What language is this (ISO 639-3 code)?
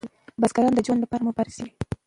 pus